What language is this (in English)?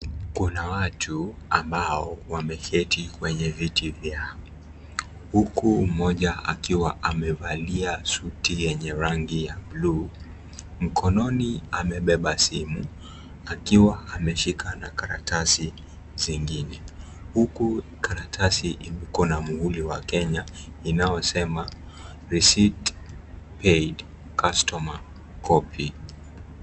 Swahili